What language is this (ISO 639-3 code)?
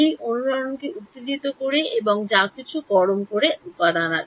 ben